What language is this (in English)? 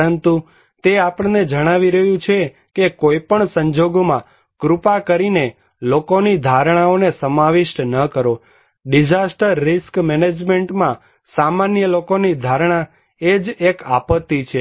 Gujarati